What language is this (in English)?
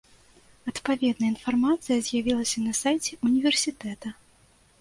Belarusian